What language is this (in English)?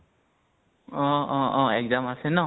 Assamese